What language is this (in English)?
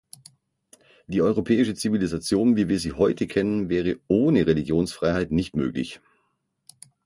German